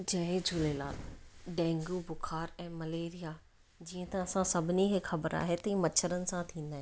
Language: Sindhi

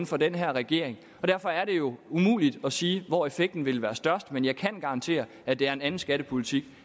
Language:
Danish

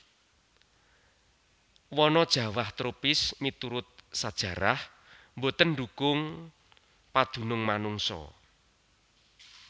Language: Javanese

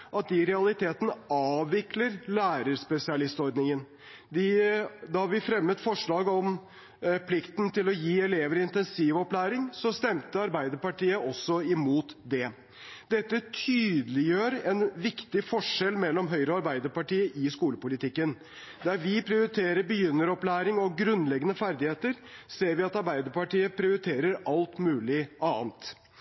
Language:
Norwegian Bokmål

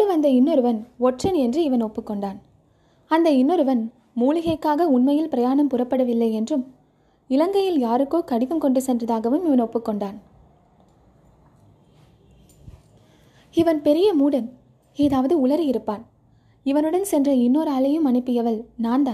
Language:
Tamil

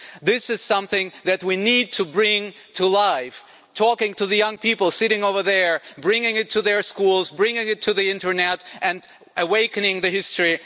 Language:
English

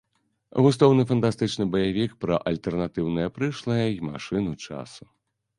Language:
Belarusian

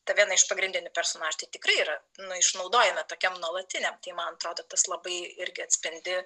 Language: Lithuanian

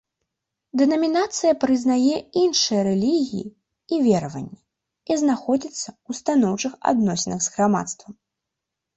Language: Belarusian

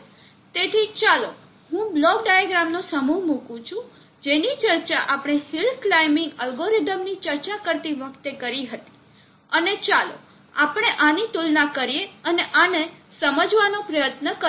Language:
Gujarati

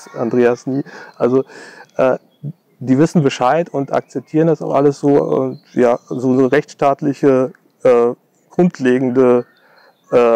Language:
German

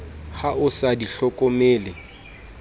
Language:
Southern Sotho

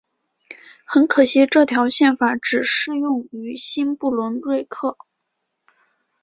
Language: Chinese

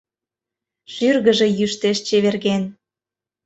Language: Mari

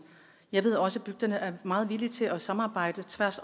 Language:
Danish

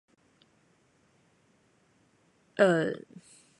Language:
Chinese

